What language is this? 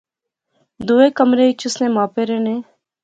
Pahari-Potwari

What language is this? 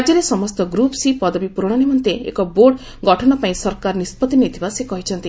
Odia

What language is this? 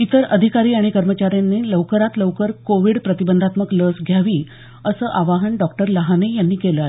Marathi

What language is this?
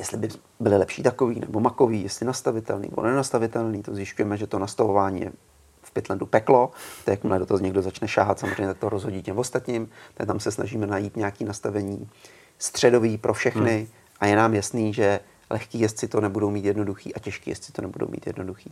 Czech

